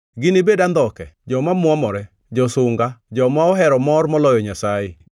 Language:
Luo (Kenya and Tanzania)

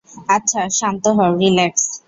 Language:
Bangla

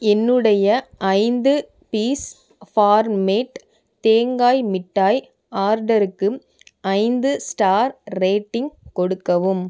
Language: Tamil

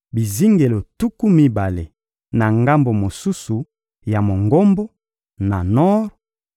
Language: Lingala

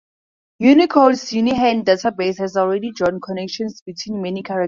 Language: English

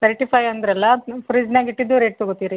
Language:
Kannada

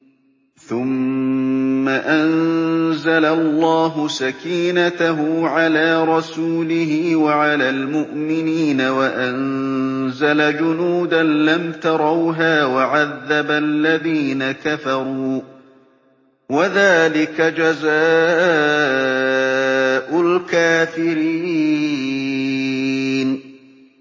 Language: Arabic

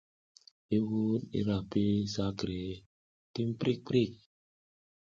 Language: South Giziga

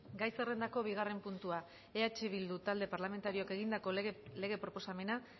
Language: Basque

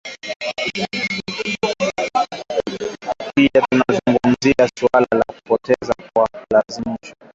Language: Swahili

